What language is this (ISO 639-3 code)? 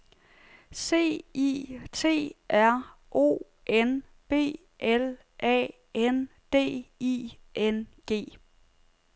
dan